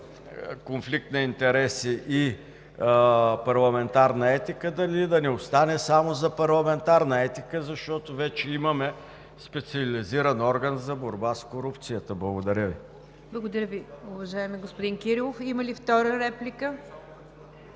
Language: Bulgarian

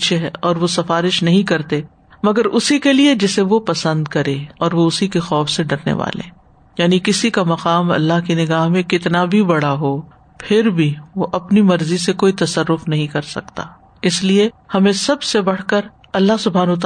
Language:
Urdu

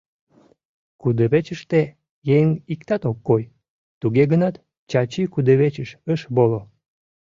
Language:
Mari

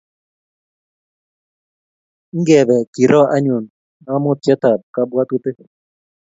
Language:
Kalenjin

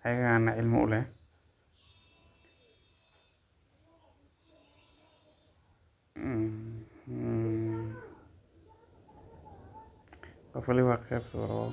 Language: Somali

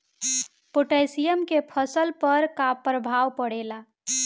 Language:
Bhojpuri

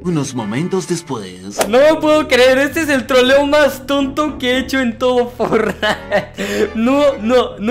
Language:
Spanish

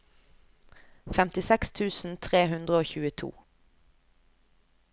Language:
Norwegian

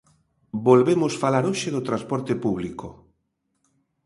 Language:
Galician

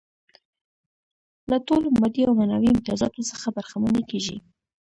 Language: Pashto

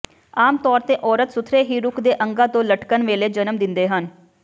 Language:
Punjabi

